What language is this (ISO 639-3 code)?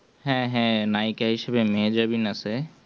ben